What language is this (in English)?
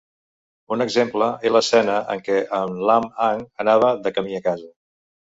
Catalan